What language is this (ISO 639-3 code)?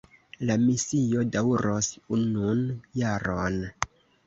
epo